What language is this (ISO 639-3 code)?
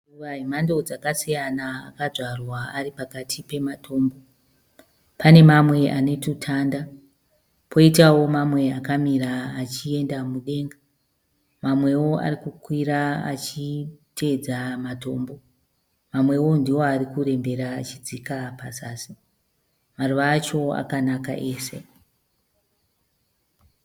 sna